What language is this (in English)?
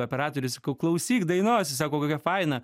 Lithuanian